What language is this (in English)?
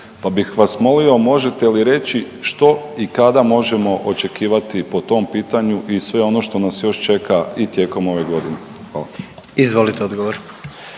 Croatian